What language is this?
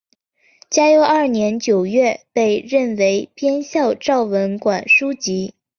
Chinese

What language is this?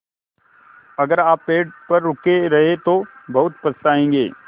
Hindi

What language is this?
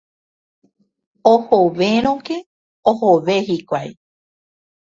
Guarani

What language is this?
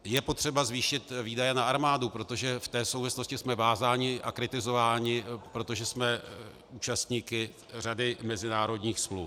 Czech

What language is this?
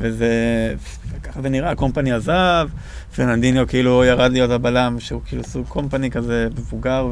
Hebrew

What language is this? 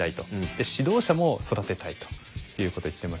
Japanese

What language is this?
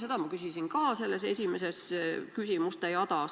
Estonian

